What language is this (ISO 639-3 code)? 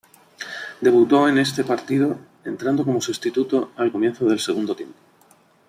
spa